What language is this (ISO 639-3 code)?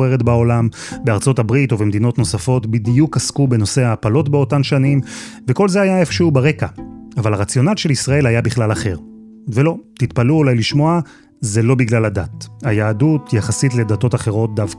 heb